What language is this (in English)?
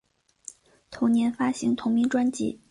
Chinese